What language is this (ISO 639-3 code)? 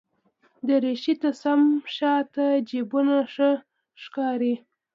pus